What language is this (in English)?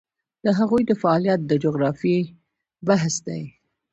Pashto